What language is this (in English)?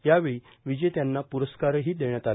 Marathi